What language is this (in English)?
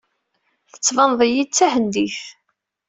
Kabyle